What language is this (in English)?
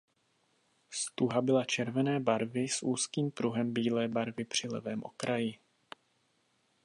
Czech